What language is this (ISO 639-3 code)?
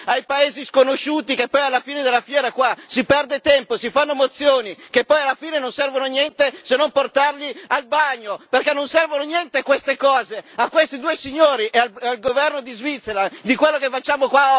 ita